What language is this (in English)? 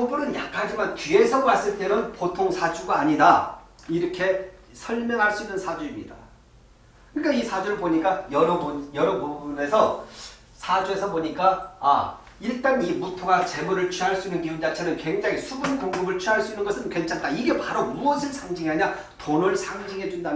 Korean